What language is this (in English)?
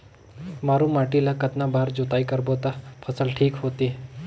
Chhattisgarhi